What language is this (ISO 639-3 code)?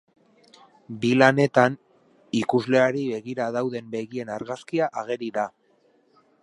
eus